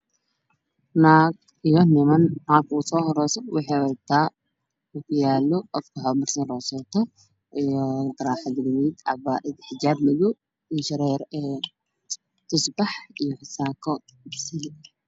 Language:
Somali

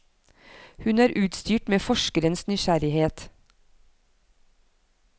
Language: Norwegian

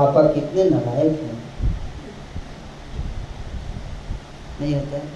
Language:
Hindi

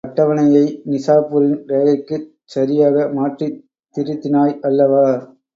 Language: Tamil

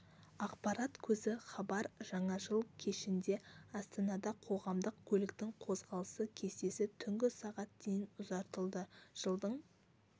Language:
Kazakh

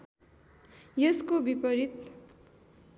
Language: Nepali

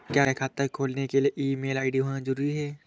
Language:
Hindi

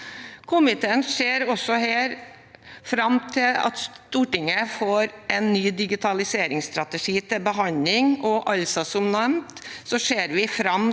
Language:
Norwegian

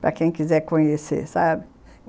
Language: Portuguese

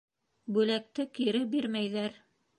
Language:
Bashkir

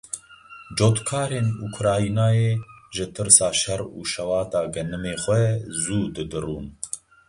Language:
Kurdish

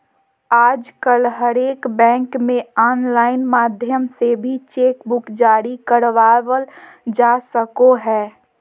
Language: Magahi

